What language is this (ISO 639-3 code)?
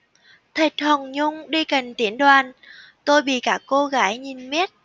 vie